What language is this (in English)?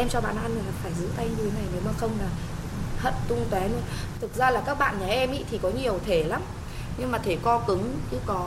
Vietnamese